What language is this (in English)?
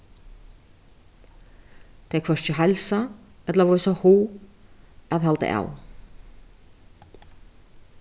Faroese